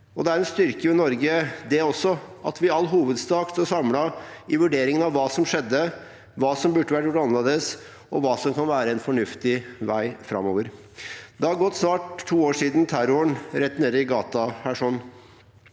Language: Norwegian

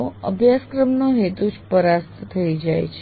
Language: Gujarati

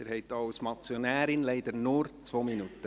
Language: Swiss German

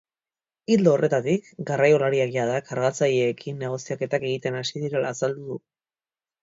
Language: Basque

